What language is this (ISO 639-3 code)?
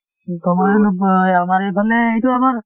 asm